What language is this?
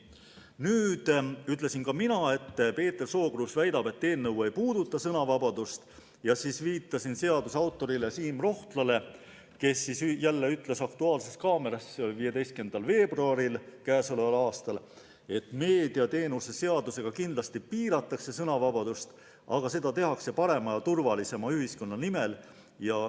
Estonian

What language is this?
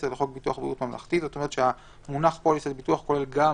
Hebrew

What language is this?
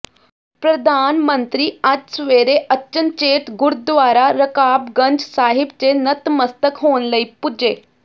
Punjabi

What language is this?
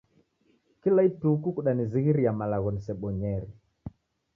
Taita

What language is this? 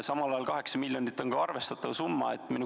Estonian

